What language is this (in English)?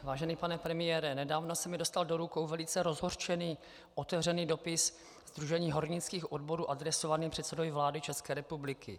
Czech